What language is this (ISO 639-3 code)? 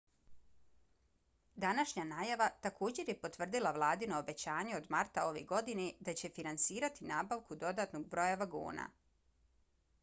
bos